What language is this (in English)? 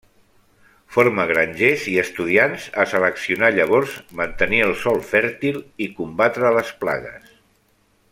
Catalan